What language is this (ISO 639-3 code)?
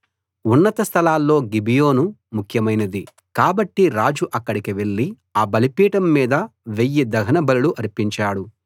tel